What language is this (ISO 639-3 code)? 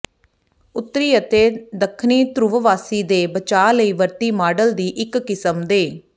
pan